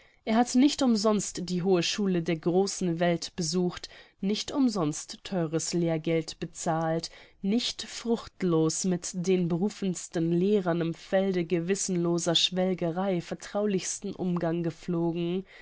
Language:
German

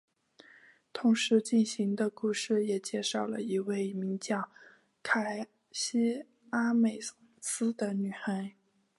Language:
Chinese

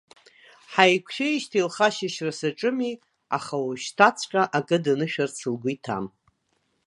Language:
Abkhazian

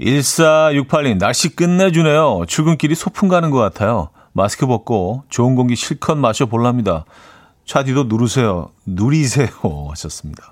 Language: Korean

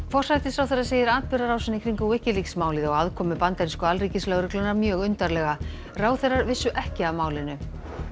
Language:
Icelandic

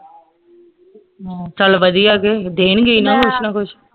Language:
Punjabi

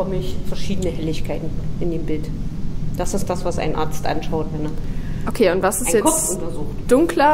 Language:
German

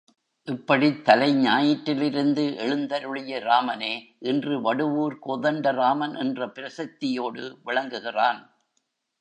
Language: Tamil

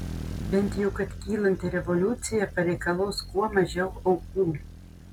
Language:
Lithuanian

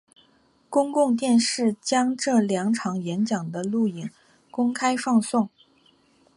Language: Chinese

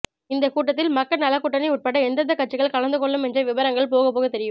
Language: Tamil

